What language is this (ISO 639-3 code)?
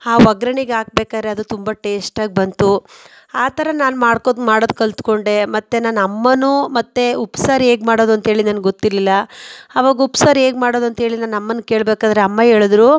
kan